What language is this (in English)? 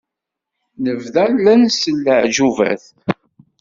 Kabyle